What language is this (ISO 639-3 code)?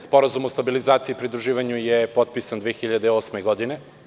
srp